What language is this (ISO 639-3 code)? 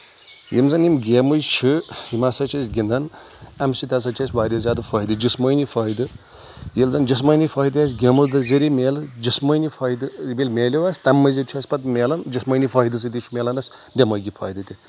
kas